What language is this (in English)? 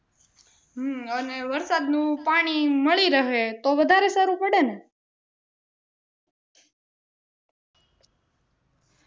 Gujarati